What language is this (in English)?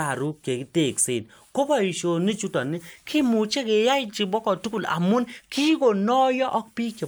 Kalenjin